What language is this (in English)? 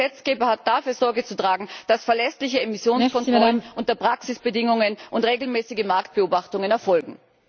German